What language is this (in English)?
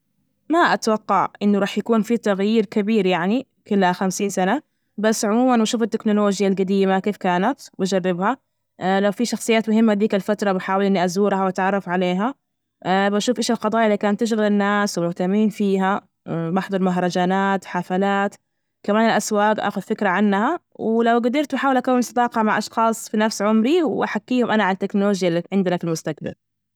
Najdi Arabic